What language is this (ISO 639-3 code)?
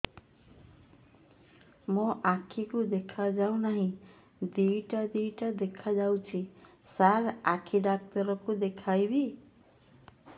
ori